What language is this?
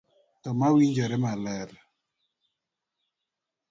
Luo (Kenya and Tanzania)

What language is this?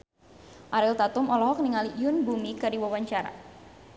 Sundanese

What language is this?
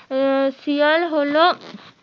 Bangla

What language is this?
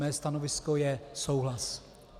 Czech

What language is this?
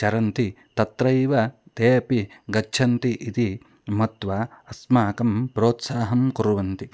Sanskrit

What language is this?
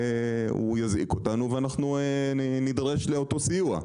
Hebrew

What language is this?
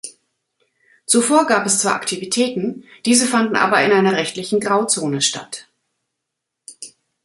German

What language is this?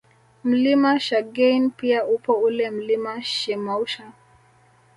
Swahili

